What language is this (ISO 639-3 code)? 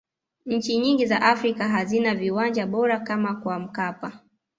swa